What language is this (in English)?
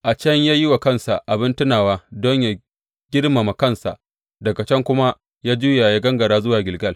Hausa